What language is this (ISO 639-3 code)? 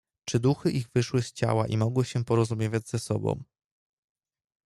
pol